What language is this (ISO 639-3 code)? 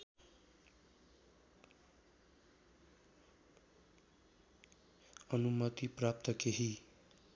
nep